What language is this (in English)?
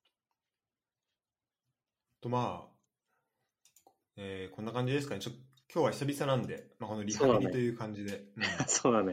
Japanese